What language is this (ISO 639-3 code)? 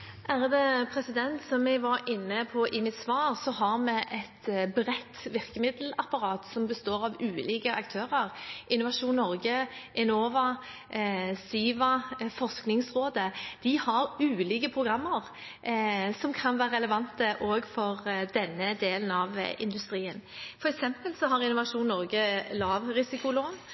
nob